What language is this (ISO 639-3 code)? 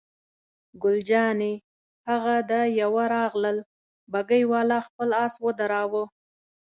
pus